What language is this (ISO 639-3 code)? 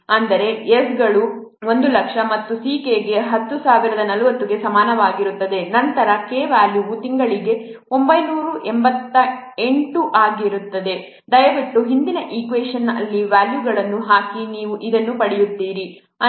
kan